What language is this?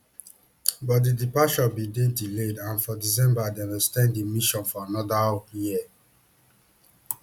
Nigerian Pidgin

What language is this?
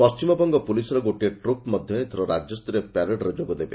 Odia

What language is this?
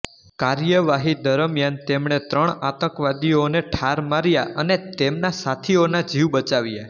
Gujarati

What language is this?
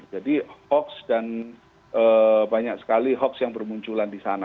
Indonesian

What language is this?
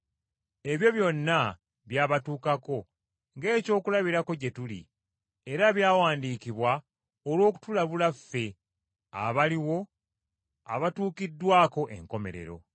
Ganda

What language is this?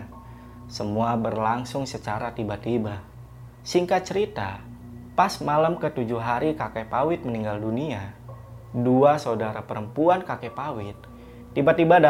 Indonesian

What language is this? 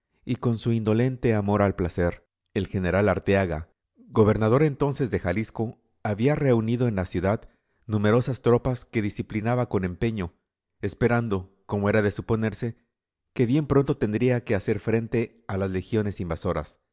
Spanish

